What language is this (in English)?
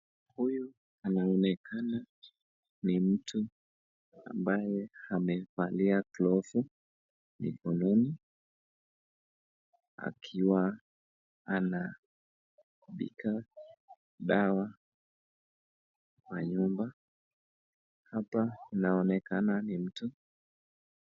Swahili